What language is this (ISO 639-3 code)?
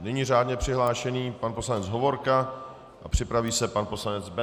ces